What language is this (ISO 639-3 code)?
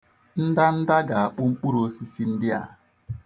ibo